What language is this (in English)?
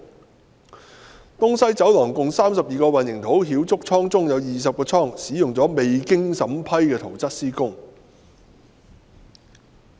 Cantonese